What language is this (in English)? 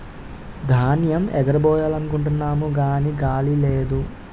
Telugu